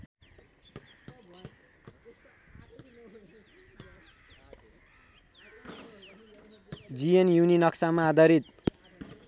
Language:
Nepali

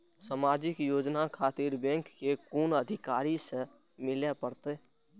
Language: Maithili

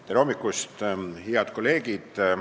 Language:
Estonian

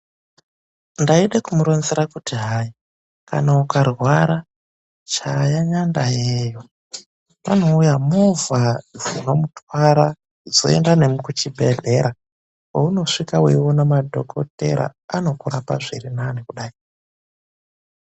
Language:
Ndau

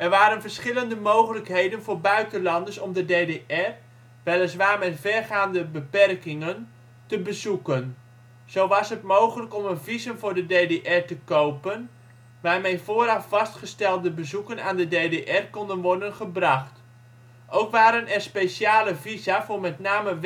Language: Dutch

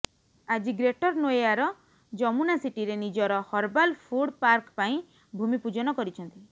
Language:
Odia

